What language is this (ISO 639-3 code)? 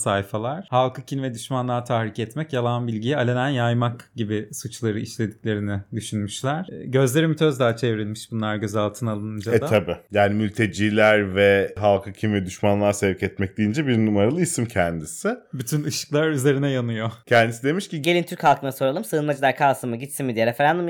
tur